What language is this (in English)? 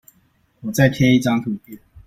Chinese